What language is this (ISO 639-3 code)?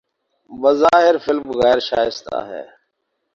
urd